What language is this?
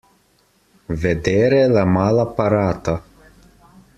Italian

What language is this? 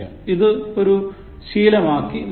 Malayalam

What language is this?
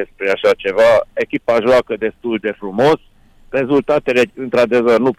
Romanian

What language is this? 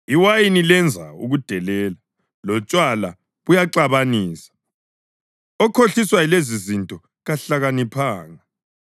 North Ndebele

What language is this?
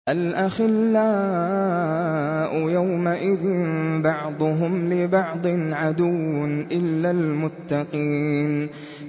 Arabic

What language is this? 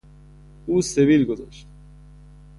Persian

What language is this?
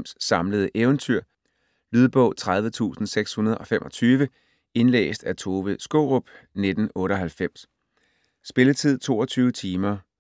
Danish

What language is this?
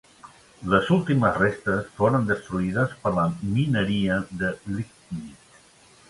Catalan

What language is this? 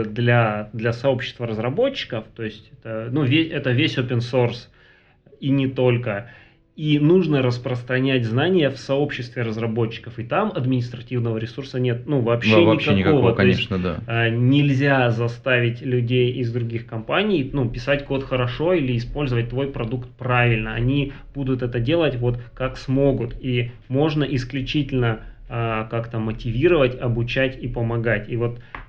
Russian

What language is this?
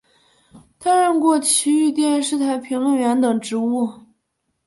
Chinese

